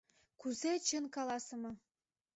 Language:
Mari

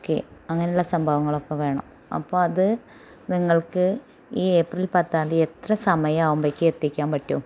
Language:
Malayalam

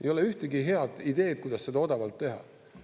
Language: Estonian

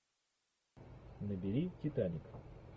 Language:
Russian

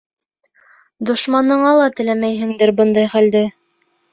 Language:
Bashkir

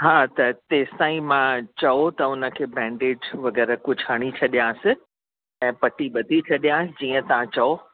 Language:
Sindhi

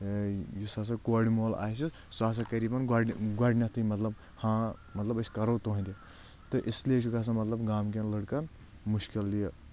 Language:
Kashmiri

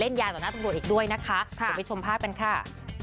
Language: Thai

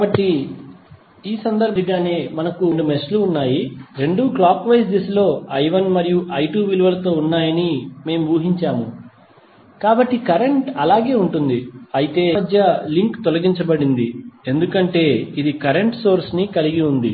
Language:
Telugu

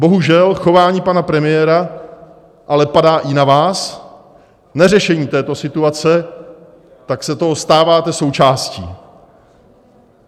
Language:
Czech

